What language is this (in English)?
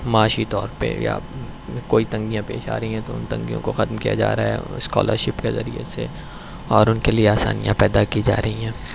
Urdu